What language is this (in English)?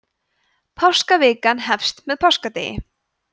Icelandic